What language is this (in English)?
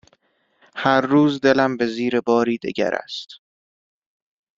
Persian